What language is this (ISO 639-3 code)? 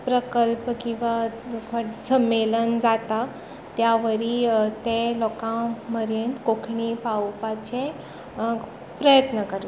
kok